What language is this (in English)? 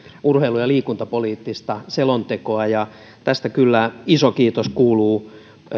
Finnish